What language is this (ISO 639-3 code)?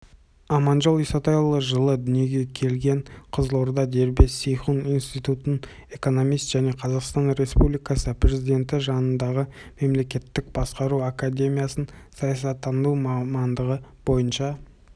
kaz